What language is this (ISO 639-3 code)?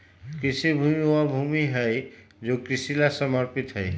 mag